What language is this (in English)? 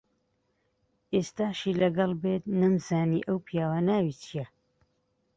Central Kurdish